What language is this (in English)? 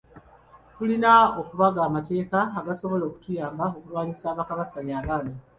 Ganda